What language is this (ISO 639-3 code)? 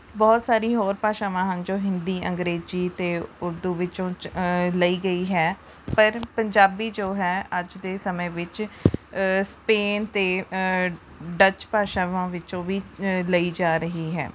pan